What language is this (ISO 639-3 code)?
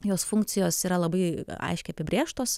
lit